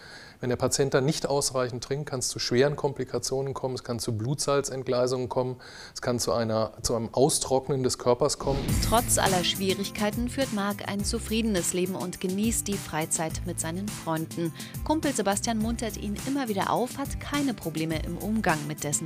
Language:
German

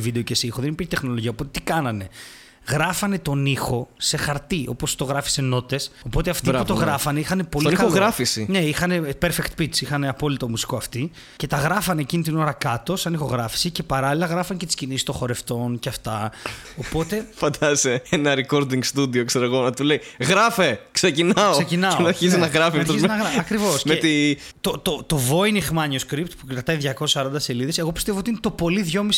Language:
Greek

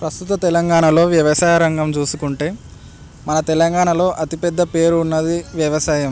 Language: Telugu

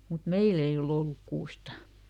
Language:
Finnish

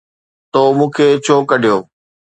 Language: Sindhi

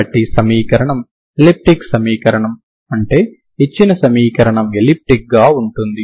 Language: Telugu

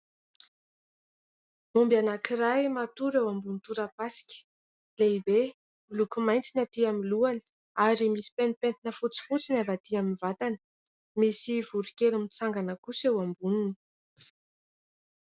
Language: Malagasy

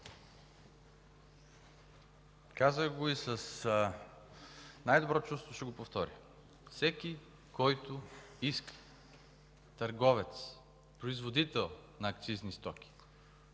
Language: Bulgarian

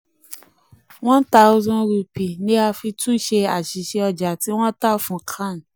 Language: Yoruba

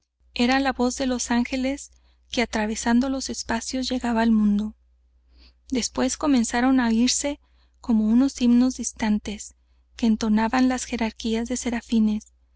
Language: Spanish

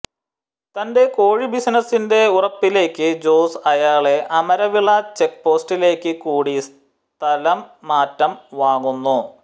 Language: Malayalam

